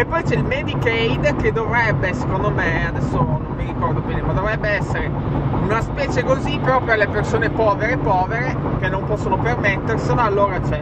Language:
Italian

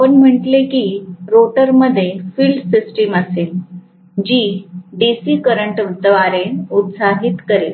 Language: Marathi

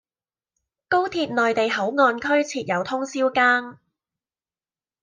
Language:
Cantonese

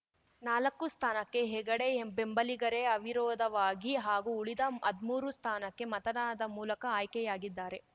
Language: Kannada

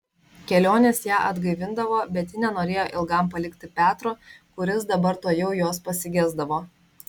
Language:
Lithuanian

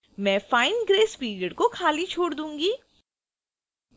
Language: Hindi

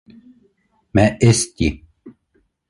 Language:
Bashkir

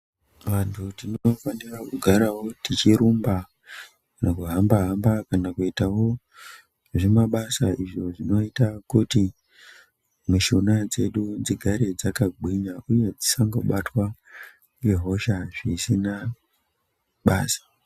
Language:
Ndau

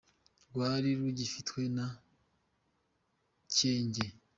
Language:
Kinyarwanda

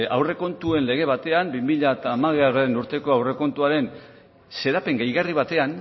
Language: Basque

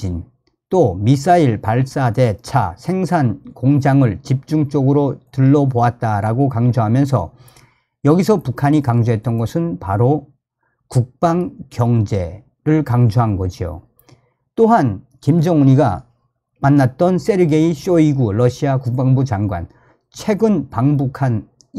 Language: Korean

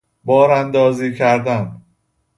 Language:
Persian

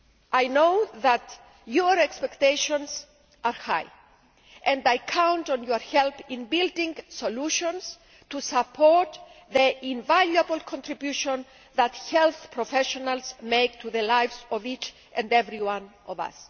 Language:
English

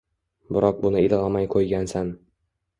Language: Uzbek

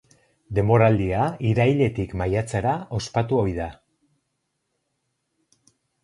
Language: Basque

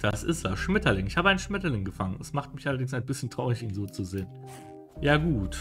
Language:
German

